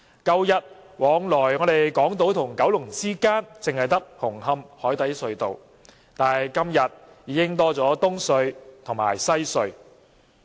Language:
Cantonese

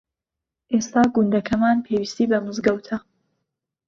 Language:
Central Kurdish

